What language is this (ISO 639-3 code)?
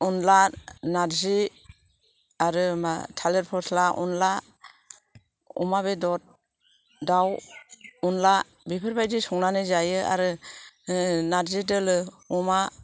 brx